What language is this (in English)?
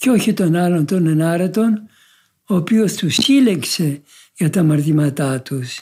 Greek